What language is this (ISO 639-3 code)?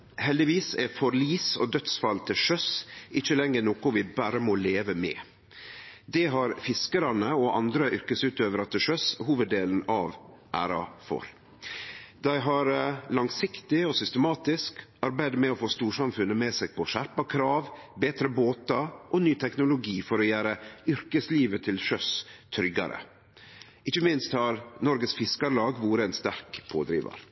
nno